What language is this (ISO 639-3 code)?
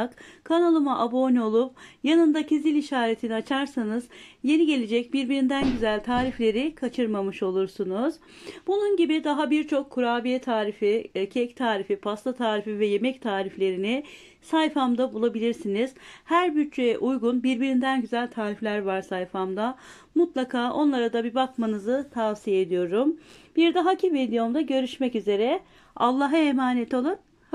tur